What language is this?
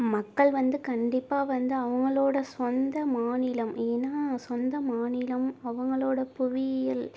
Tamil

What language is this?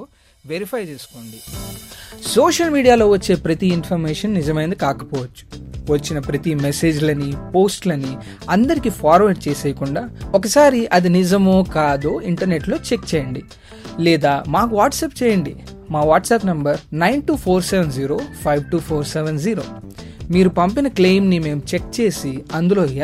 Telugu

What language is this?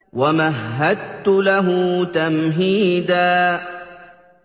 Arabic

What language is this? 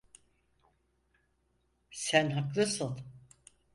Turkish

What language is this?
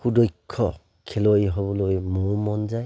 Assamese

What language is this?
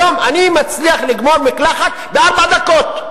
Hebrew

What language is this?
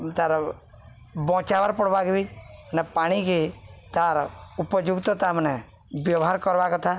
Odia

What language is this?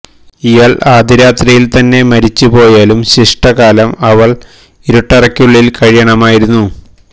Malayalam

